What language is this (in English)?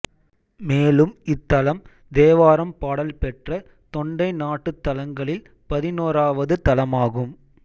Tamil